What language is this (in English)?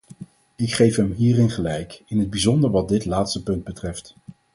Dutch